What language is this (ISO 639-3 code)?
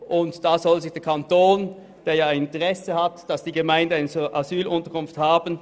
gsw